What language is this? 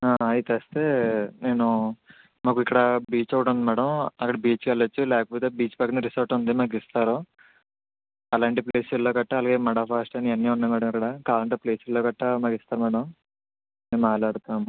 Telugu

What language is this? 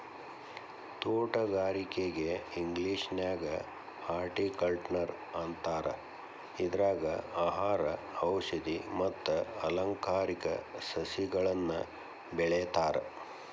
Kannada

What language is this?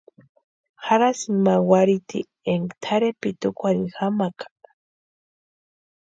Western Highland Purepecha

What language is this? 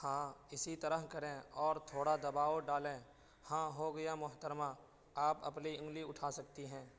Urdu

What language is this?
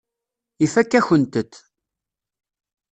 Kabyle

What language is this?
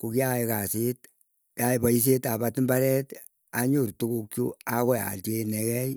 Keiyo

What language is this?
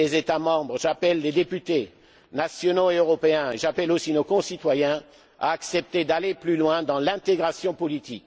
French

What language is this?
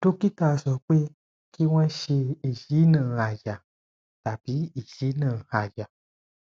Yoruba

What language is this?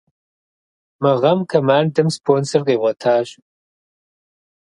Kabardian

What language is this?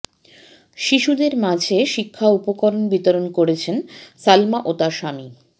Bangla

